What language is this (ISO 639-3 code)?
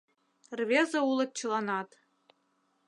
chm